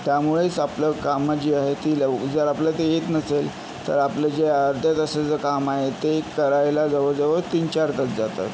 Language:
Marathi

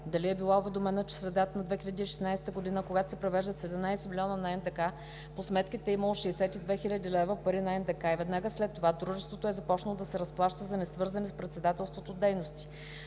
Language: Bulgarian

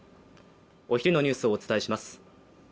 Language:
Japanese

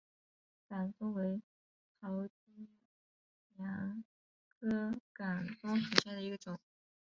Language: Chinese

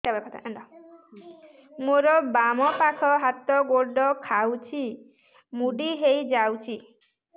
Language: Odia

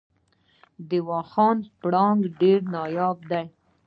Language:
Pashto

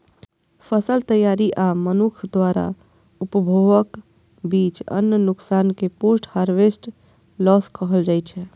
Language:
Maithili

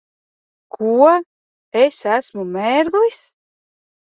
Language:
Latvian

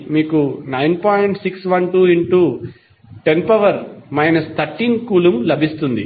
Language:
Telugu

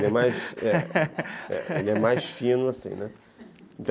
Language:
Portuguese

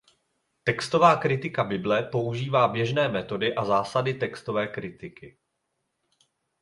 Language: Czech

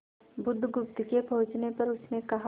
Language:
Hindi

